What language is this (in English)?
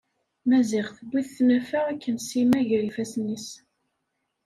Kabyle